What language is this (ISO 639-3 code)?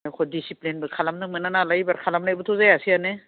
brx